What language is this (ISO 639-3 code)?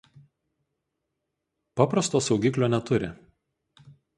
lit